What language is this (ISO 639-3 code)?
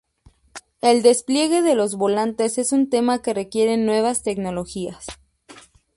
spa